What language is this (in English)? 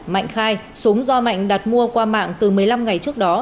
Vietnamese